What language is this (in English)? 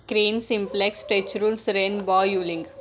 Marathi